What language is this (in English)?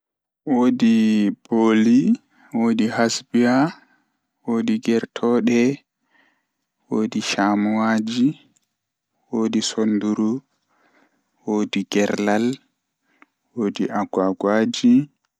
Fula